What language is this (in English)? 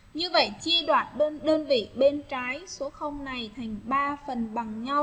Vietnamese